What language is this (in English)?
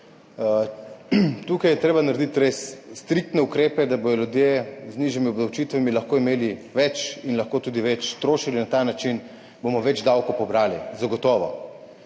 Slovenian